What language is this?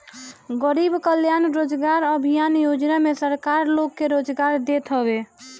Bhojpuri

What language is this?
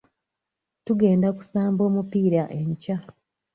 Ganda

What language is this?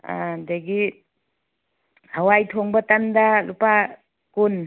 Manipuri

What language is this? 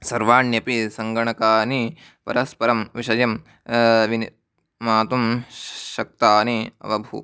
Sanskrit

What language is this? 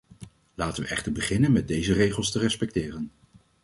Dutch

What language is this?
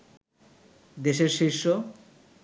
Bangla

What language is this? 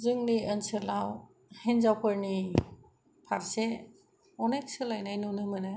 Bodo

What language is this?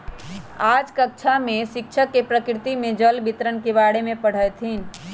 Magahi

